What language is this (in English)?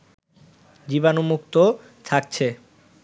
Bangla